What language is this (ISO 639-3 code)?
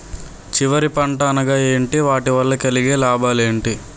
tel